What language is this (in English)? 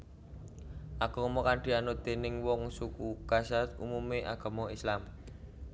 Javanese